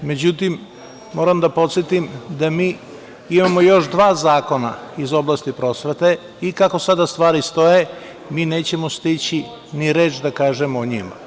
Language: Serbian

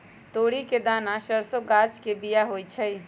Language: Magahi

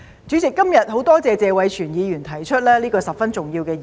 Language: Cantonese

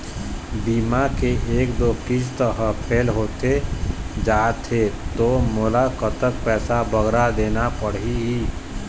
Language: Chhattisgarhi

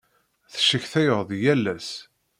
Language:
Kabyle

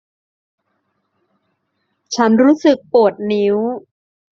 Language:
Thai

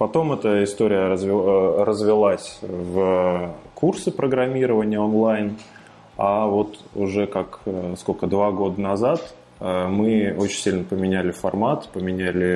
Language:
Russian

